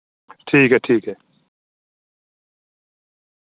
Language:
Dogri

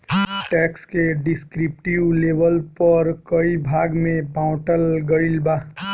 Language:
Bhojpuri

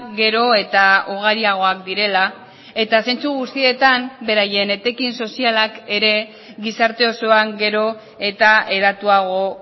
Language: Basque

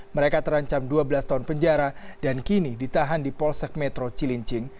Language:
Indonesian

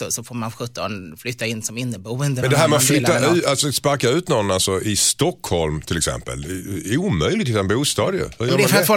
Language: Swedish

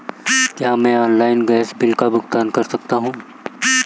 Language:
Hindi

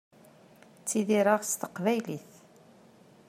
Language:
Kabyle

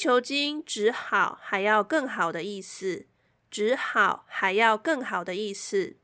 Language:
Chinese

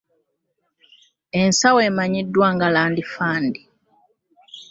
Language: Ganda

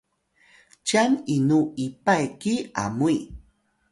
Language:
Atayal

